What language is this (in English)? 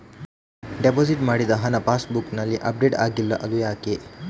Kannada